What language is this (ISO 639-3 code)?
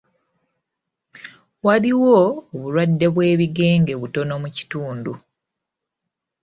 lug